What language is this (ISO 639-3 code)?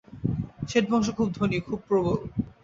ben